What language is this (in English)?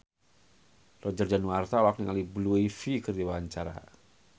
Sundanese